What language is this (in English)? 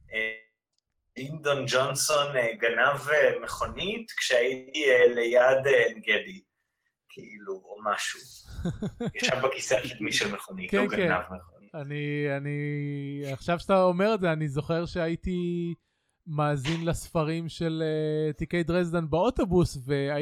Hebrew